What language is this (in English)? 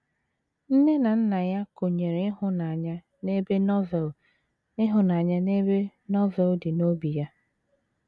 Igbo